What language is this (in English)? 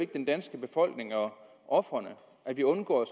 Danish